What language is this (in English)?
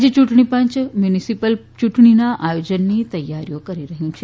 Gujarati